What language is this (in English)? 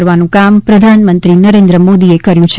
Gujarati